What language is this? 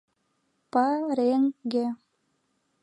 Mari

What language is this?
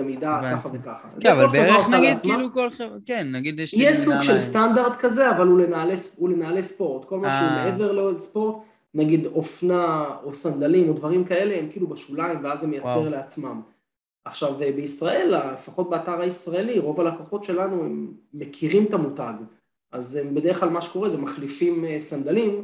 Hebrew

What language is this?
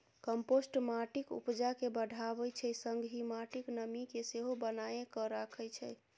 Maithili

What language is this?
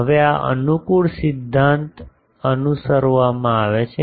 Gujarati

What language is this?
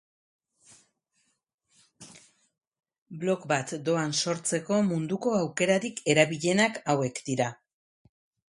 Basque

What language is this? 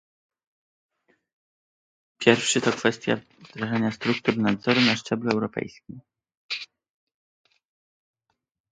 Polish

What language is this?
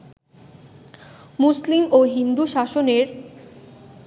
Bangla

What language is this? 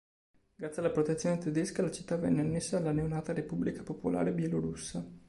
Italian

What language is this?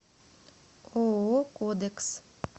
Russian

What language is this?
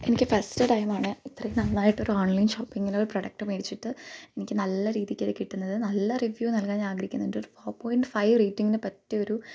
Malayalam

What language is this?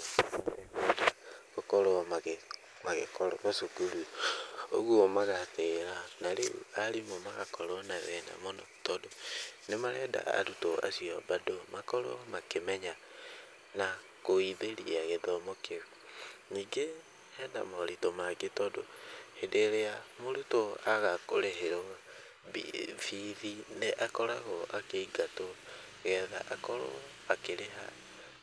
Kikuyu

